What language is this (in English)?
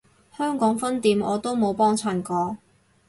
Cantonese